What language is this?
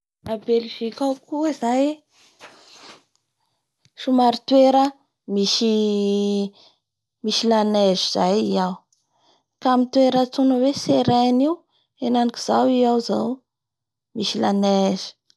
Bara Malagasy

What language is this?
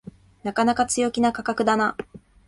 Japanese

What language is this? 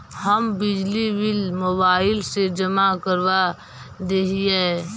Magahi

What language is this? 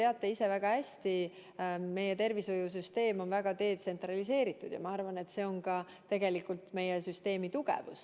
Estonian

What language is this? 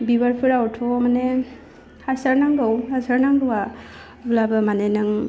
Bodo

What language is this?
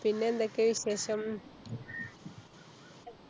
Malayalam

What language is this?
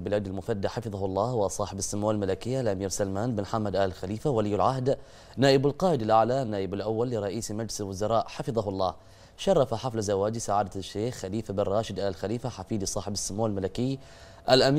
Arabic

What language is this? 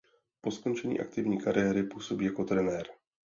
Czech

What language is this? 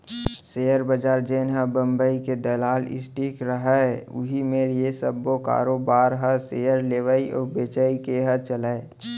Chhattisgarhi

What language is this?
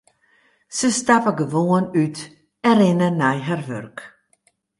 Western Frisian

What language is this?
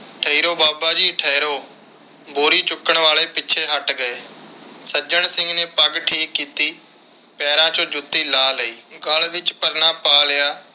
Punjabi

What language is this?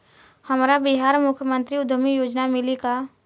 Bhojpuri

